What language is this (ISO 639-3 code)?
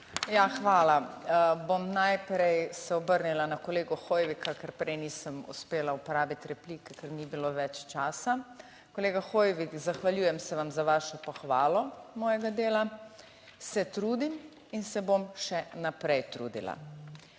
slv